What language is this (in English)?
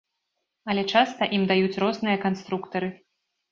Belarusian